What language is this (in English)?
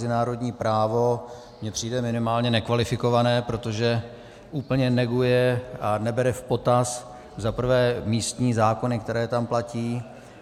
Czech